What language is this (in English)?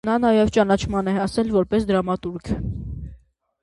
Armenian